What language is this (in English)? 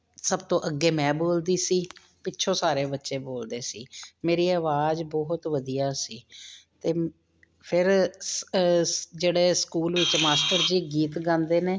Punjabi